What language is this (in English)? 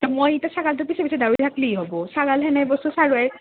Assamese